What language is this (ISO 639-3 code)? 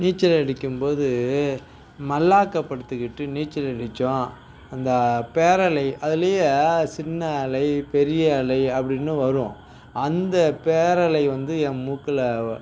tam